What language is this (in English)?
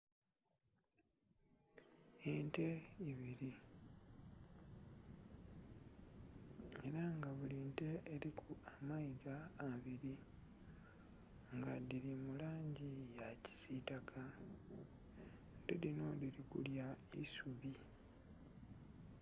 Soga